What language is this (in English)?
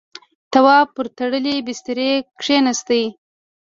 Pashto